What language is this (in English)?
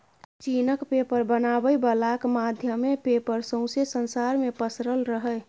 Maithili